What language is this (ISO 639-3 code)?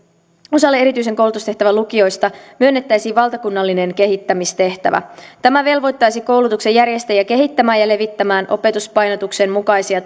fin